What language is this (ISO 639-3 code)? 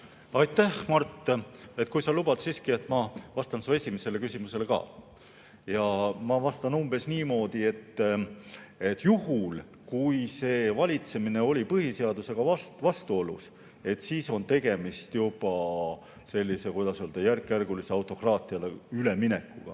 est